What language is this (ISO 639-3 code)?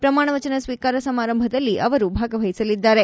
kan